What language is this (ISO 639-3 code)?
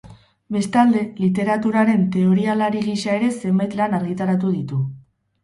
eus